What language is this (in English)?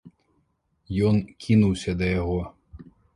Belarusian